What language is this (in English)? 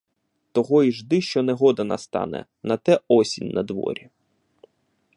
Ukrainian